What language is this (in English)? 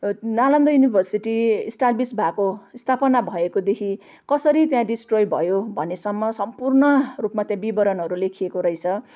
Nepali